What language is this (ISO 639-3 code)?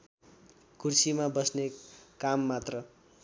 nep